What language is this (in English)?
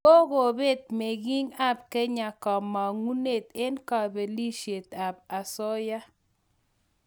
Kalenjin